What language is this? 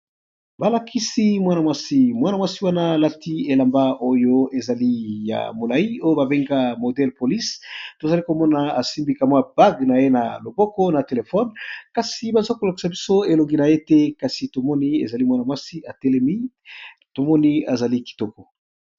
Lingala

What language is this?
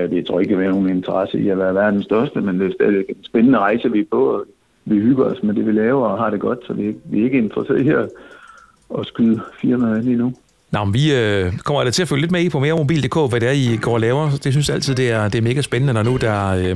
Danish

